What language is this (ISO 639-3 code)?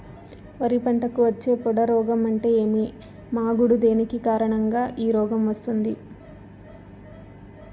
tel